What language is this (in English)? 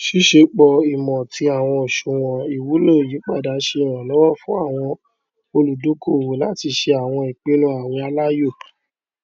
Yoruba